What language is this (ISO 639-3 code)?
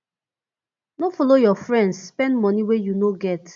pcm